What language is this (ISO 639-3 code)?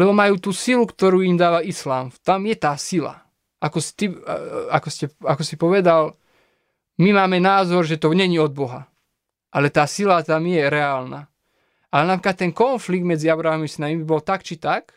slk